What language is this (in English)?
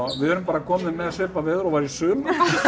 Icelandic